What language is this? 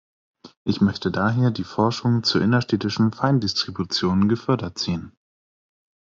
German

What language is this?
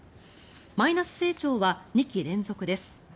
Japanese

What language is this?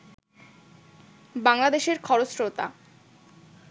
Bangla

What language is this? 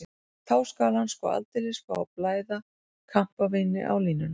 Icelandic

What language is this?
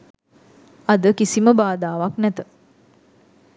Sinhala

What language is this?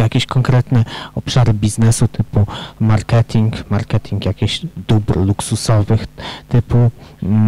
Polish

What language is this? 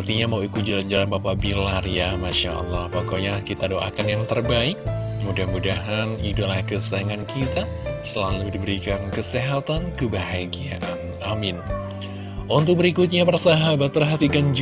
Indonesian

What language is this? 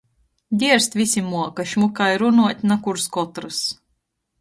Latgalian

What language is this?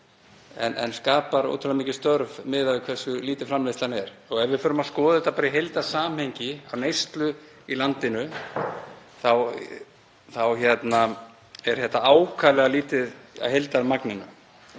Icelandic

